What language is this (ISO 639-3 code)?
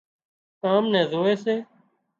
kxp